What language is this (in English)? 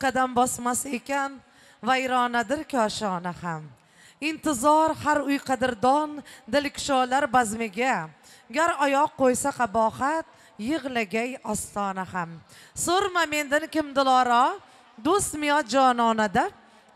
Turkish